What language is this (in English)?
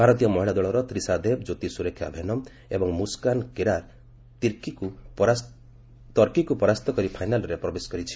Odia